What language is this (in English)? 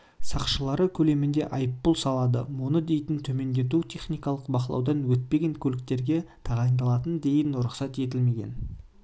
Kazakh